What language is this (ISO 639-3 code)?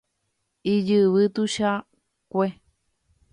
grn